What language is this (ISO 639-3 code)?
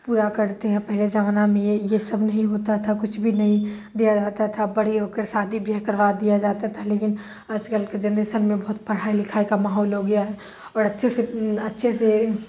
urd